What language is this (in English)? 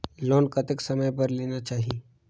Chhattisgarhi